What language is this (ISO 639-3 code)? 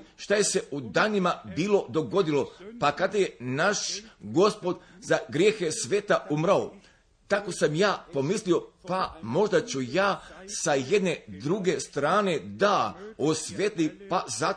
hrv